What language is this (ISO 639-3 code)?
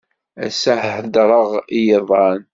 kab